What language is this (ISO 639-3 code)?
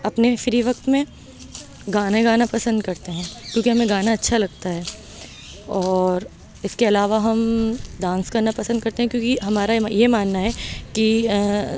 urd